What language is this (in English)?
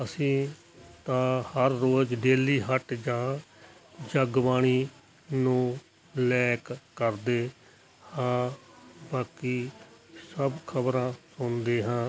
Punjabi